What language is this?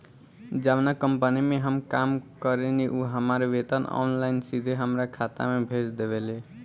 Bhojpuri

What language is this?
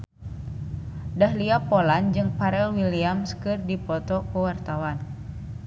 Sundanese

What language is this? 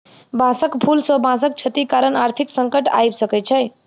Maithili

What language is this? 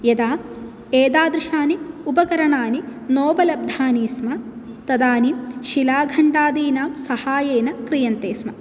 Sanskrit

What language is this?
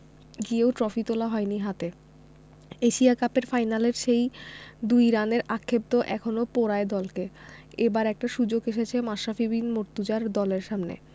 Bangla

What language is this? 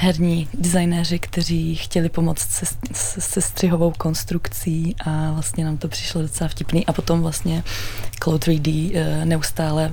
Czech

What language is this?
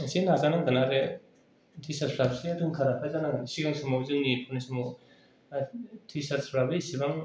Bodo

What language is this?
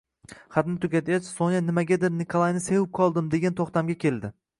Uzbek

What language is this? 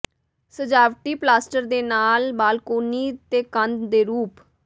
Punjabi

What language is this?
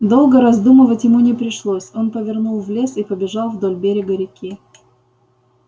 Russian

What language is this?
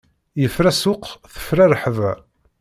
Kabyle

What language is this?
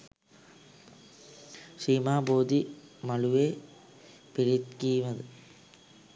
Sinhala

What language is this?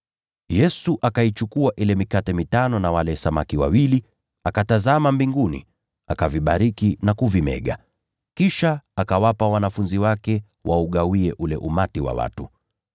Swahili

